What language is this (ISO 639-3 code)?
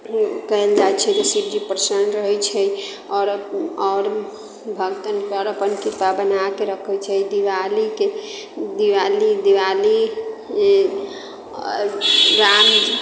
mai